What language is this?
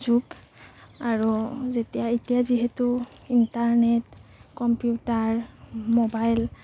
Assamese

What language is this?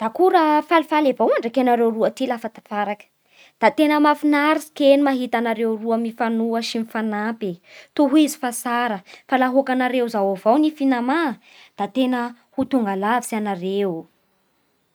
Bara Malagasy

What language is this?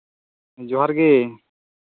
Santali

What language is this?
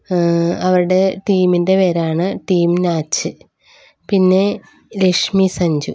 Malayalam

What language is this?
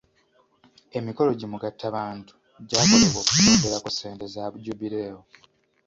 Ganda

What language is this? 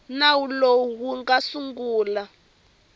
Tsonga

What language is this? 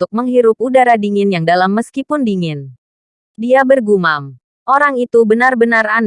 Indonesian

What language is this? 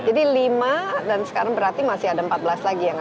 Indonesian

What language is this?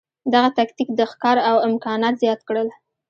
Pashto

